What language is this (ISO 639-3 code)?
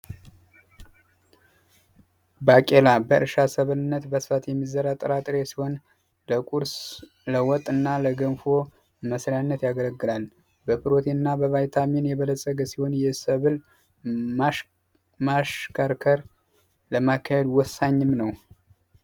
amh